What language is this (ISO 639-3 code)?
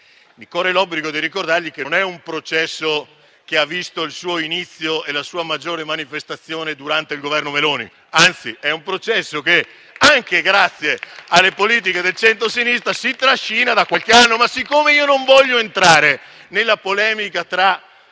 ita